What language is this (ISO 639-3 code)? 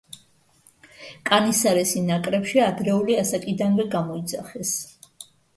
kat